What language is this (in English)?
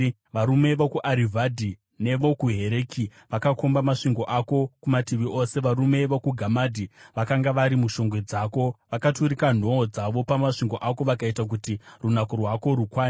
Shona